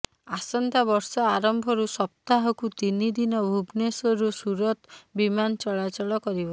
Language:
Odia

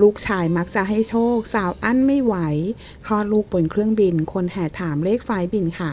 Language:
Thai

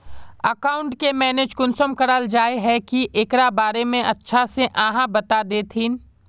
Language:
Magahi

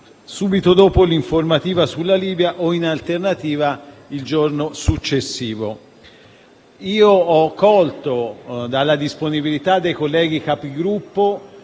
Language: Italian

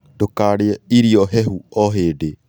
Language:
Kikuyu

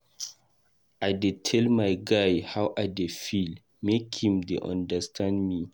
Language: Nigerian Pidgin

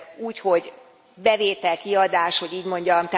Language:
Hungarian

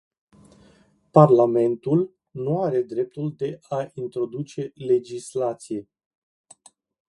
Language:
Romanian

